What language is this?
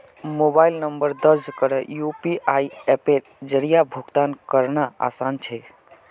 Magahi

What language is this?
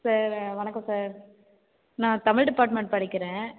Tamil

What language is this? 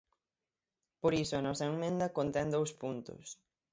Galician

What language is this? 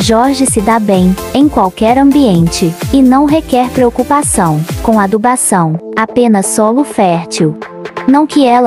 Portuguese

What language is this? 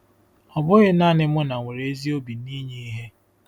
Igbo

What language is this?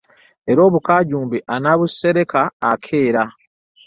Ganda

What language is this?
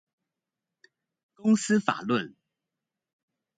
Chinese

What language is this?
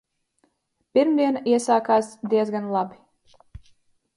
Latvian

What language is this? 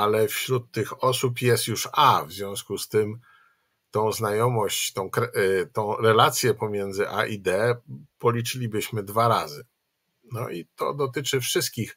Polish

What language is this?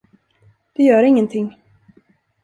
Swedish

